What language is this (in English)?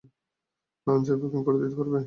Bangla